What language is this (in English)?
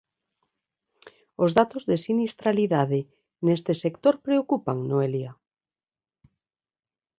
Galician